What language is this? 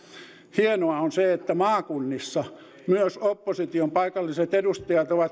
Finnish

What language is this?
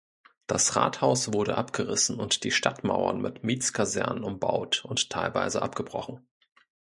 German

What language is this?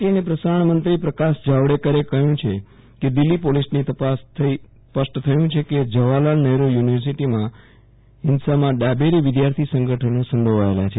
Gujarati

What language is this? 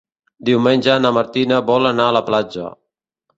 Catalan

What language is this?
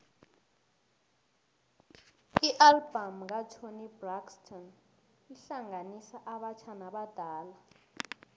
South Ndebele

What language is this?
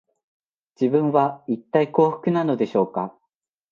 Japanese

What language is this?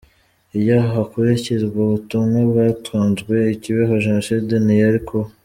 Kinyarwanda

